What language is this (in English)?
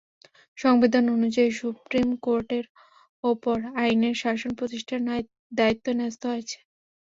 Bangla